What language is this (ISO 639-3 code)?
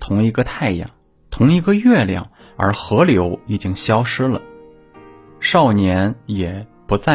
zho